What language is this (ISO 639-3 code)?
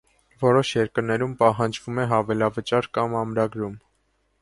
hye